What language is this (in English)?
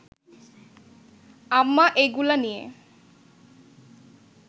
Bangla